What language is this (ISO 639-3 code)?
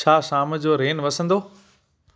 snd